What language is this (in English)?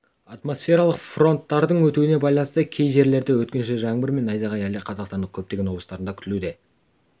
Kazakh